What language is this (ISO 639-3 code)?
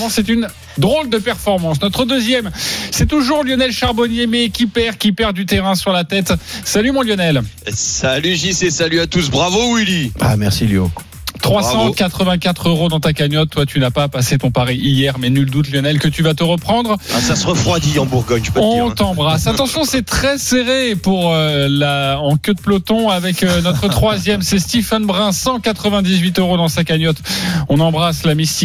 fra